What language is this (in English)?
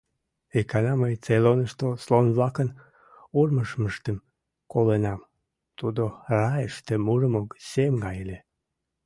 Mari